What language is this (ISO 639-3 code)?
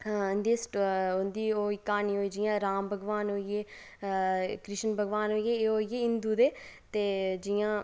doi